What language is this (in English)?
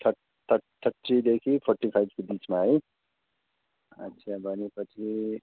Nepali